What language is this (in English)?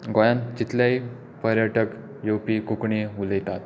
Konkani